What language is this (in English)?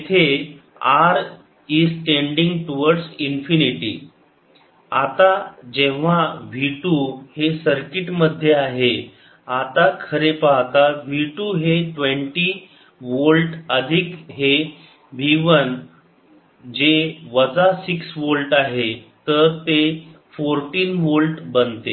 Marathi